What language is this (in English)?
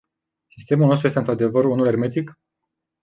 Romanian